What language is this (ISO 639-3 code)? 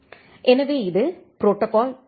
tam